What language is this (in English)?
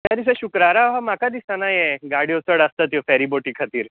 Konkani